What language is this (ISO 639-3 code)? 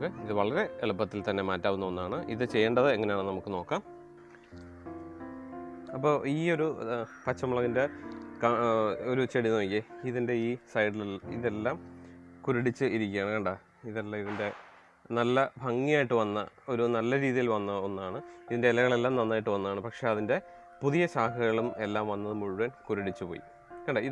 eng